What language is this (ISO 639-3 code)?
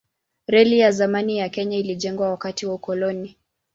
swa